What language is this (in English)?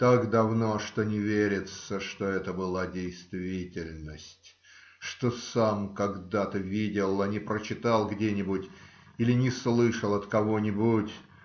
Russian